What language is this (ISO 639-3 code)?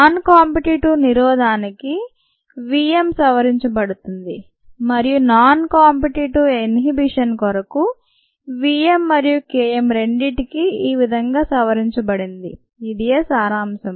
tel